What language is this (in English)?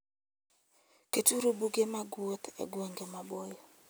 Luo (Kenya and Tanzania)